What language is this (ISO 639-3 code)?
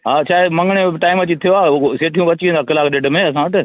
snd